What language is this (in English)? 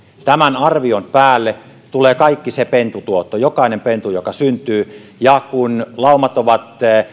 Finnish